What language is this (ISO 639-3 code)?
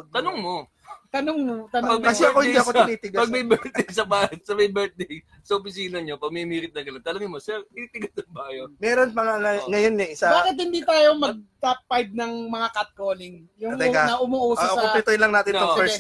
fil